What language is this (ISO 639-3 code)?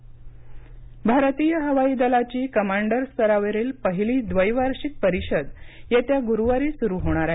mar